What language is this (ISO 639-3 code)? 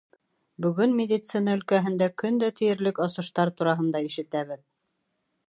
bak